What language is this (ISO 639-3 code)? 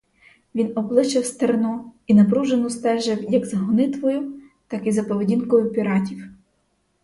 ukr